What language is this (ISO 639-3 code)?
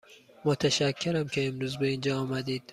fas